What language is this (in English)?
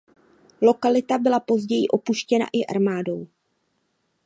Czech